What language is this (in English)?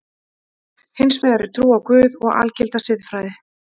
Icelandic